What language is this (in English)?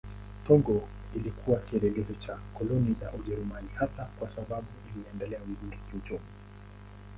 Swahili